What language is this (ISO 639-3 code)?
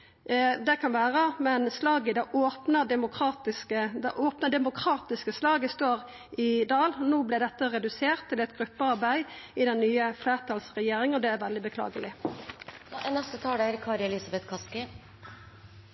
nor